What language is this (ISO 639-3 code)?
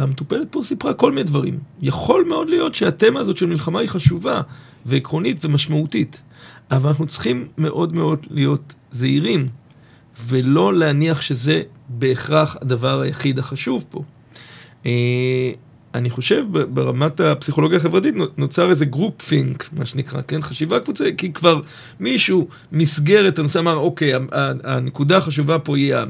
heb